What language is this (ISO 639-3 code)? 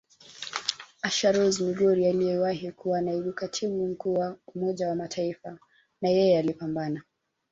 swa